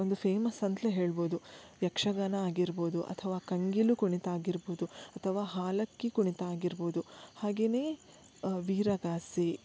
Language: Kannada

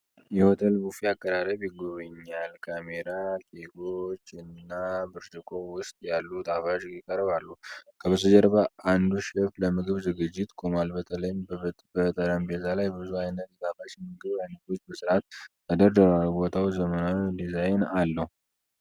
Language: Amharic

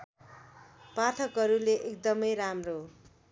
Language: Nepali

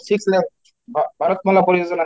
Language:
Odia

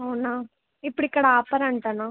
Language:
Telugu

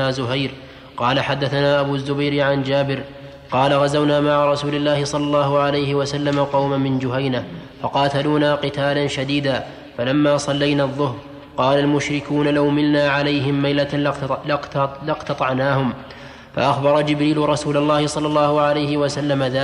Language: Arabic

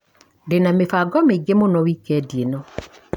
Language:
Kikuyu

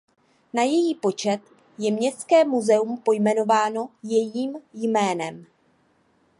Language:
Czech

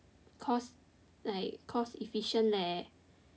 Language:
English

